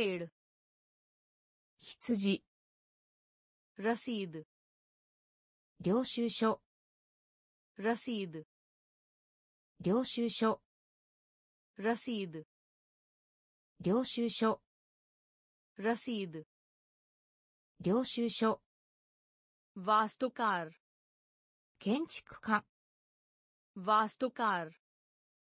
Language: Japanese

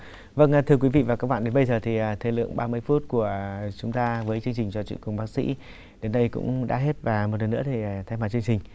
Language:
Vietnamese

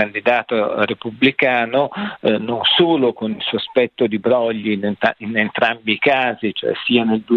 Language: Italian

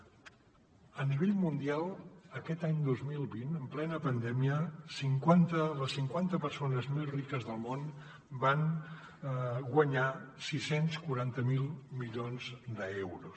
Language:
Catalan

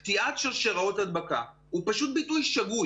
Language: Hebrew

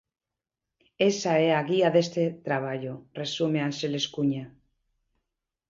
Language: Galician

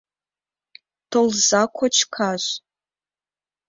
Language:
Mari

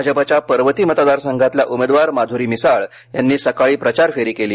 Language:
Marathi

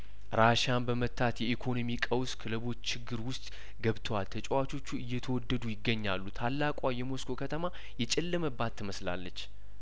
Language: Amharic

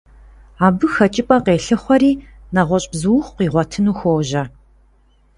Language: Kabardian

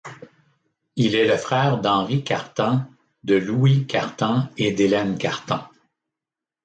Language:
French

